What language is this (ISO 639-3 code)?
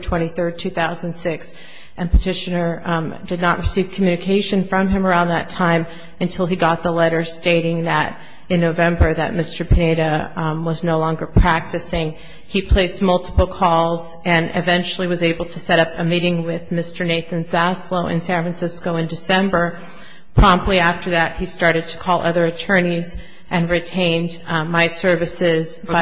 eng